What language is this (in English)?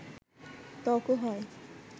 Bangla